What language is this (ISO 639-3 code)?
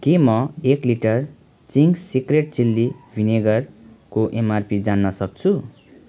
nep